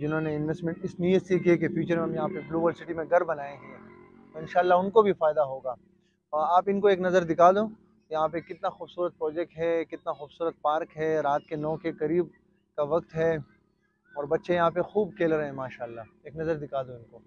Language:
Hindi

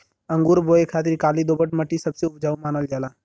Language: Bhojpuri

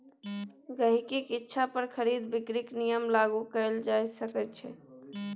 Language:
Maithili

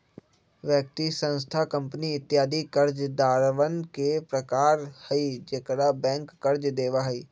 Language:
Magahi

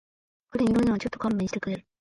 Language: Japanese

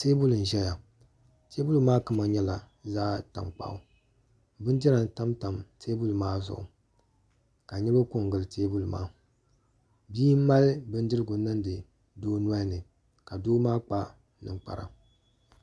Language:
Dagbani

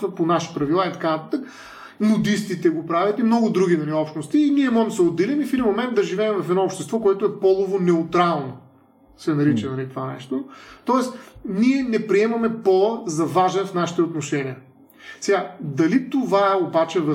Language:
Bulgarian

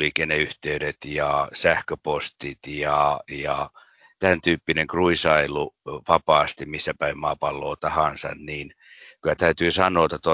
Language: Finnish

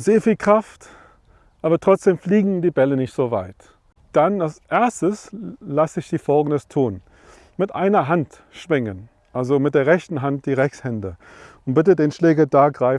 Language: German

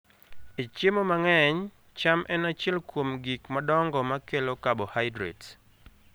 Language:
Luo (Kenya and Tanzania)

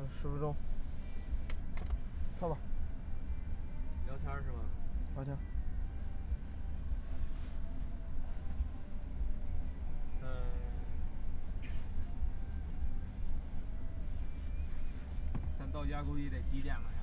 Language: Chinese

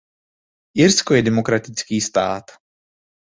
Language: Czech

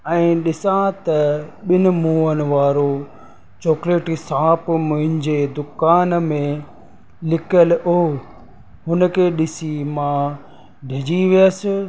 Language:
Sindhi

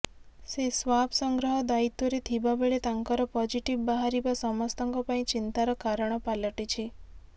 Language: Odia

